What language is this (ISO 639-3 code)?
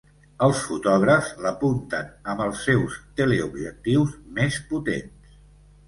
cat